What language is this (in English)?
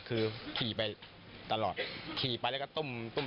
Thai